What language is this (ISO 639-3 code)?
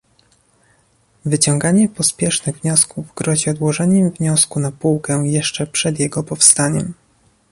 pol